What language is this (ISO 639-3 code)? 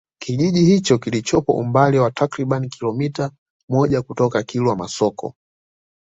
swa